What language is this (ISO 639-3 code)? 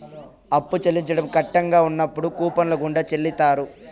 tel